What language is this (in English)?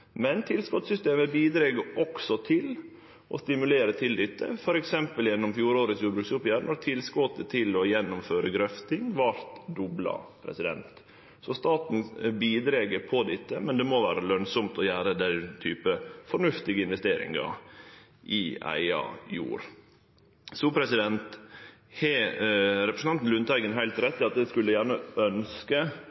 Norwegian Nynorsk